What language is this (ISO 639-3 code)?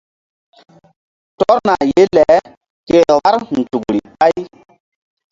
mdd